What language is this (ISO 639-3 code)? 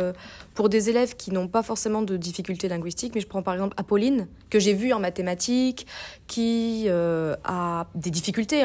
fra